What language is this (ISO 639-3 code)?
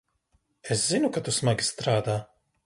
lav